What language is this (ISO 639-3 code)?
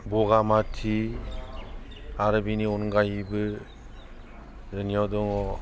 brx